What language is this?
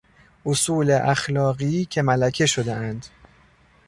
Persian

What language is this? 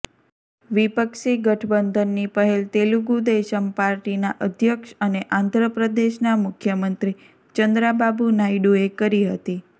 Gujarati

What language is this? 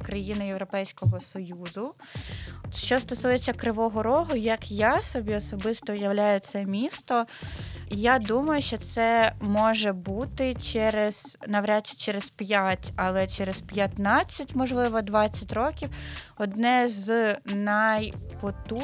Ukrainian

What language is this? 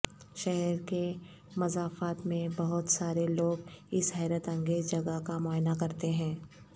Urdu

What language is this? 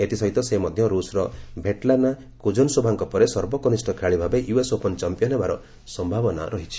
Odia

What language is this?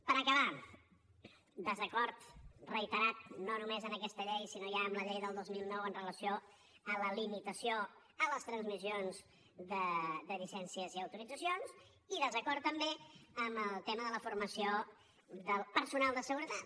Catalan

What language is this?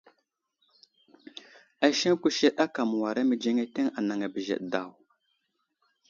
Wuzlam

